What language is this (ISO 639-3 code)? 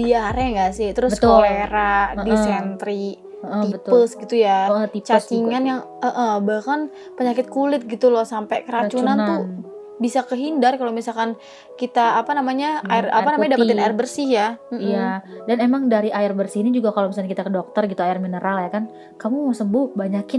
ind